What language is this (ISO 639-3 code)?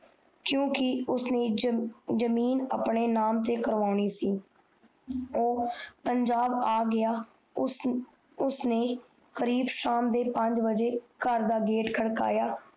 pan